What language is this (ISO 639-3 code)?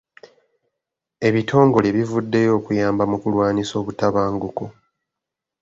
lug